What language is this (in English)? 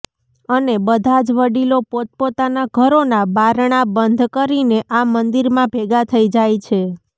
Gujarati